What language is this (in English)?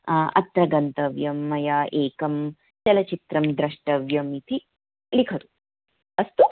Sanskrit